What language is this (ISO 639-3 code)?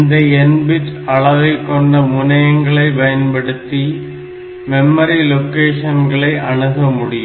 tam